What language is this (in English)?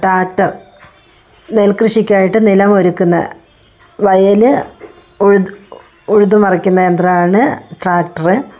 Malayalam